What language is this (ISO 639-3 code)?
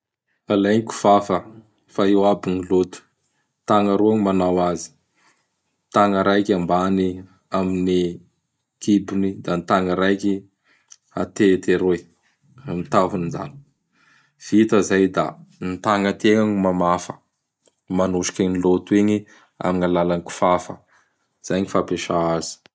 bhr